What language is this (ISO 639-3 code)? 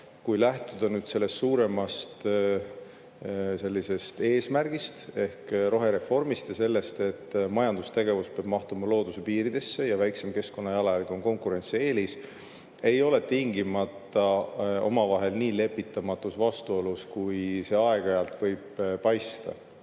est